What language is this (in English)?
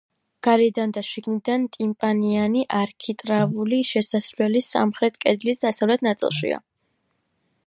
Georgian